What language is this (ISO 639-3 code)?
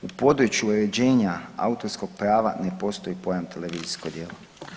hrv